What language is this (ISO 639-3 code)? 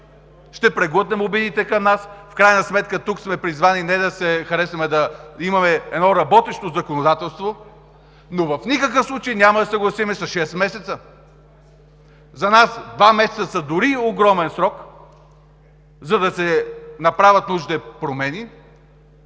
bul